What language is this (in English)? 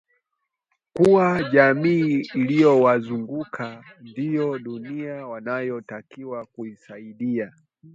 Swahili